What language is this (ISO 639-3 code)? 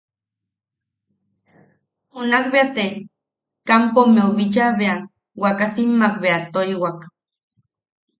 yaq